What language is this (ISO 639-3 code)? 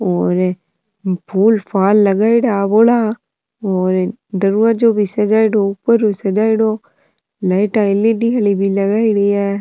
raj